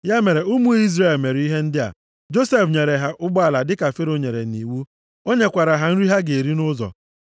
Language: Igbo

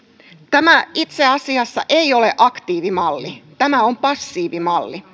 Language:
Finnish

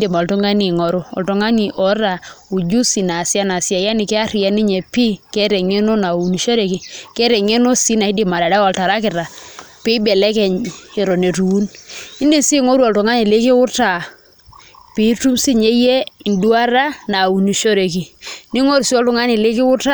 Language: Masai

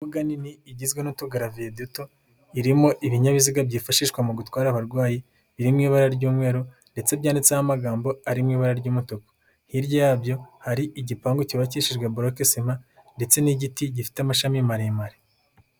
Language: Kinyarwanda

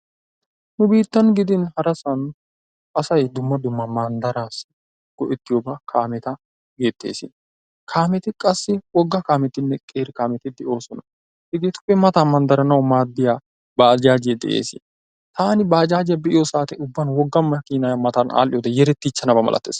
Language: Wolaytta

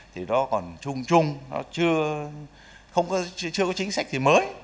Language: Vietnamese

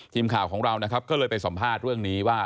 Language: Thai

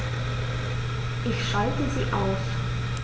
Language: German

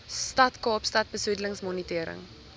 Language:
Afrikaans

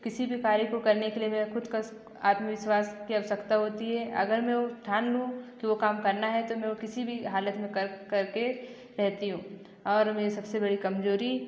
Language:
Hindi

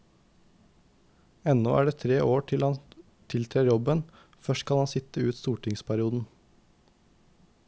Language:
Norwegian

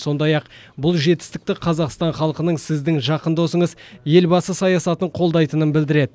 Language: Kazakh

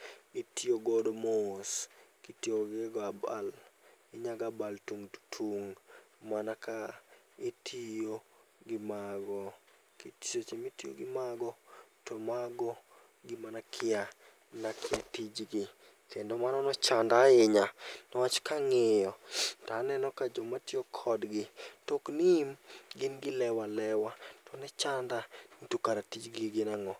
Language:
Luo (Kenya and Tanzania)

